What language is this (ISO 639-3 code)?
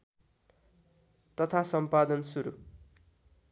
nep